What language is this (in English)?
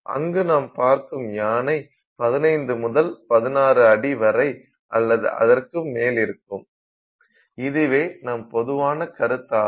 Tamil